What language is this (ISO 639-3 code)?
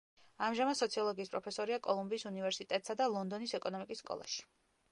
kat